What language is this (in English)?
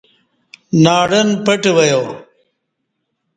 Kati